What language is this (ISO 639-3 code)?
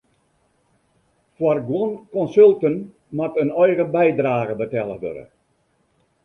fry